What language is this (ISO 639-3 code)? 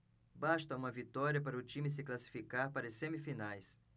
por